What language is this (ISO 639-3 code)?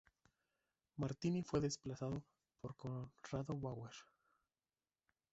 spa